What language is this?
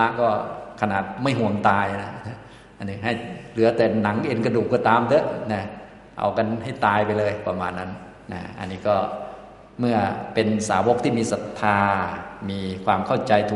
Thai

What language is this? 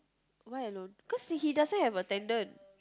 English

